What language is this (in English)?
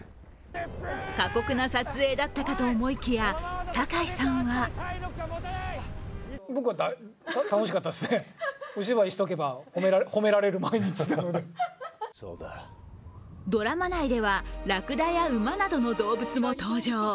Japanese